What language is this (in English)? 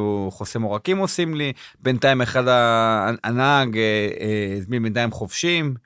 Hebrew